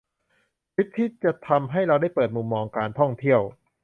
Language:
Thai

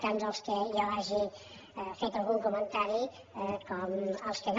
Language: Catalan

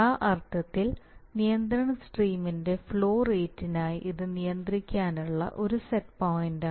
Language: Malayalam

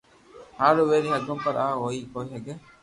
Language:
Loarki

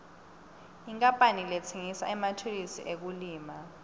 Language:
Swati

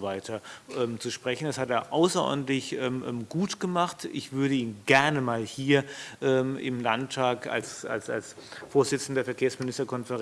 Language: German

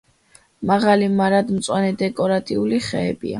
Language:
Georgian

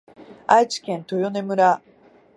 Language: Japanese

